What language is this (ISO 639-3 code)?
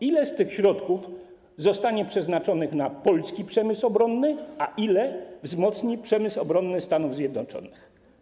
pol